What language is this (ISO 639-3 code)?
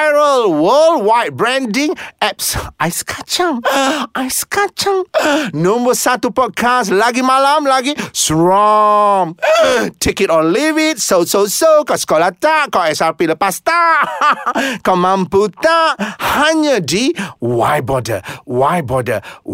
msa